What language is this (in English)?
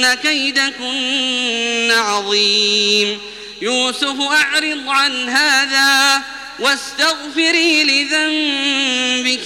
Arabic